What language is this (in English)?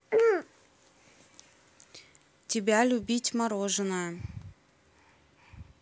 Russian